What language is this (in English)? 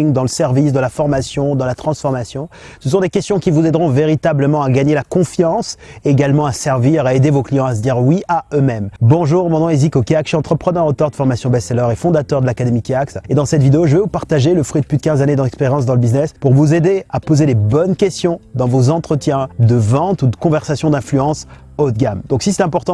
French